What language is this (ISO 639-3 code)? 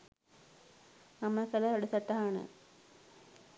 sin